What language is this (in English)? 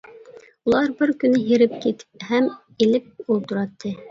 Uyghur